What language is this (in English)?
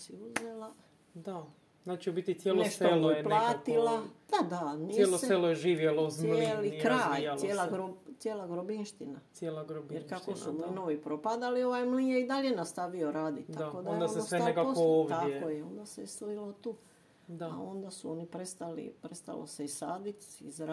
Croatian